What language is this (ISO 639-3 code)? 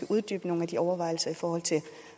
dan